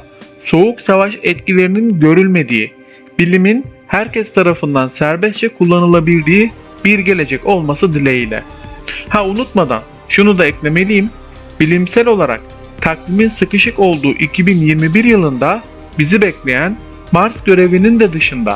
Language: Turkish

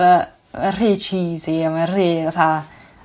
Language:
Welsh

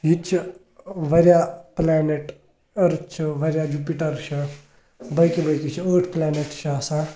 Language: Kashmiri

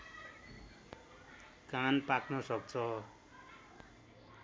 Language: Nepali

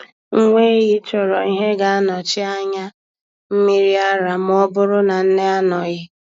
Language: Igbo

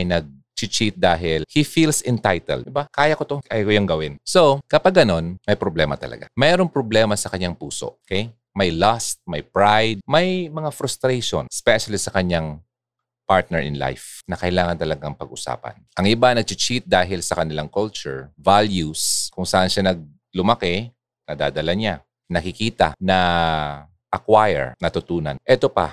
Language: Filipino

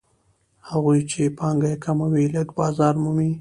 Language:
Pashto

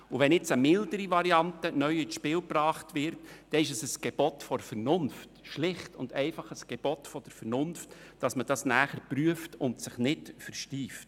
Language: Swiss German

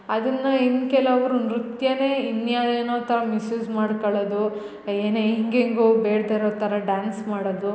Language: Kannada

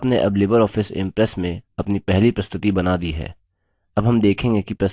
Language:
Hindi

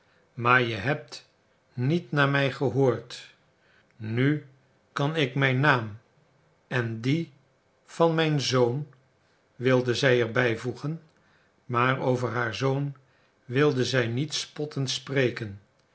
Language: Dutch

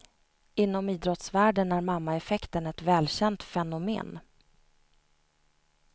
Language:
Swedish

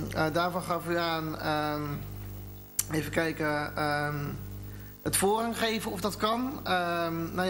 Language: Dutch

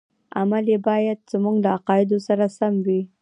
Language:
Pashto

